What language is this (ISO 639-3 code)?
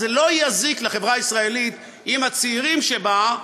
heb